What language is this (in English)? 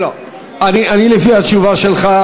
Hebrew